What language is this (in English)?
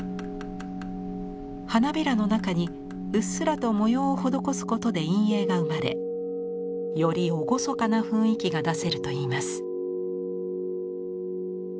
Japanese